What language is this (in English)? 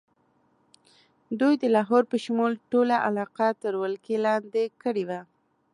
Pashto